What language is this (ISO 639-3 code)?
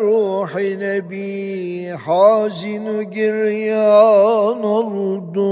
tur